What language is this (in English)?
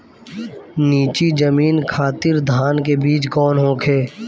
Bhojpuri